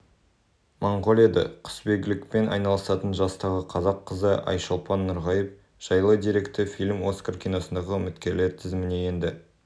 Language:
Kazakh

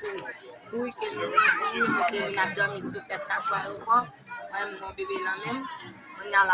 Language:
French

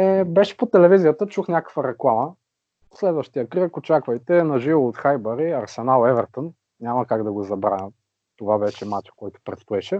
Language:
Bulgarian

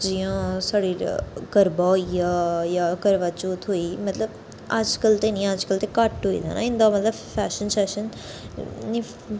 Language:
Dogri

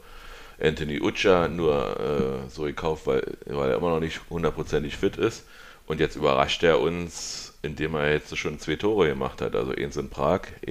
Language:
German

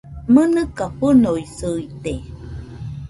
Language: Nüpode Huitoto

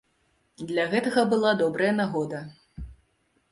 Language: Belarusian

